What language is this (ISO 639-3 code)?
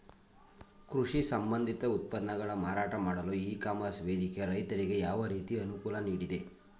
kan